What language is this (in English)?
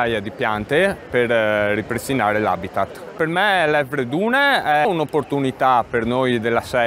Italian